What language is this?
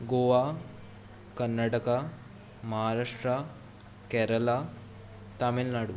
Konkani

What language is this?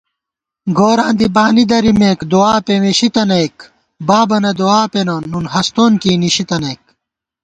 Gawar-Bati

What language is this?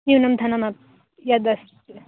Sanskrit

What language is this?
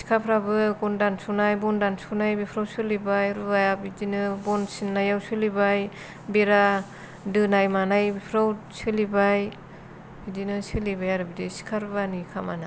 Bodo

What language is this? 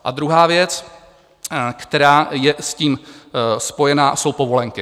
Czech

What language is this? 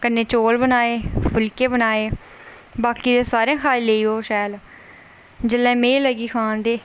Dogri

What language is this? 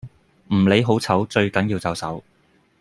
Cantonese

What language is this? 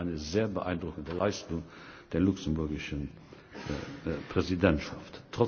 German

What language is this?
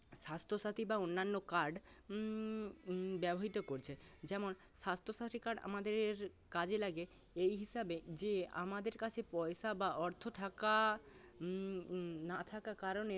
Bangla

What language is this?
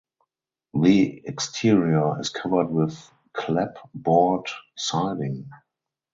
English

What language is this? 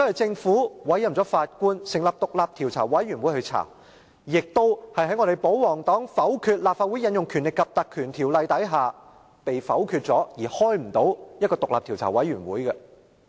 Cantonese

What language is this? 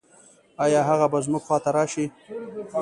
Pashto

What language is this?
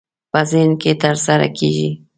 Pashto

